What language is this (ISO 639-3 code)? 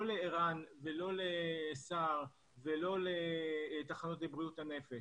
heb